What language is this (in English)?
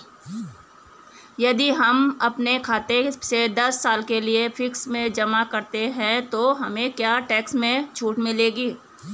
Hindi